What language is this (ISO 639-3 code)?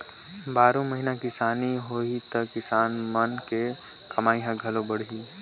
hne